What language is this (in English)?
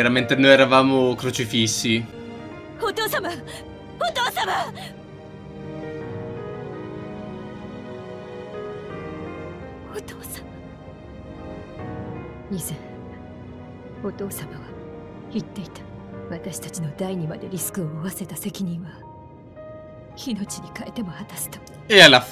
Italian